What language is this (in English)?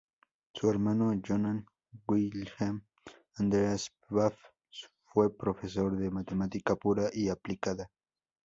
Spanish